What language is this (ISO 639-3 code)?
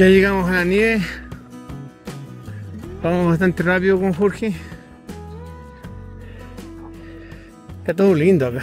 spa